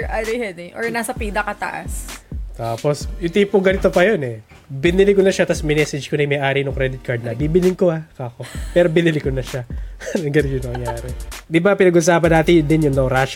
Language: Filipino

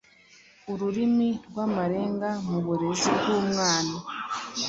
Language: Kinyarwanda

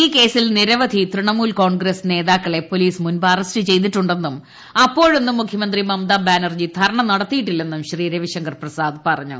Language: Malayalam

